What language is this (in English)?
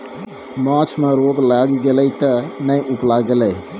Maithili